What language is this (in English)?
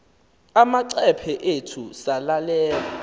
Xhosa